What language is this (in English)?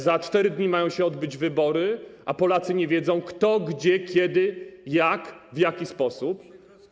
Polish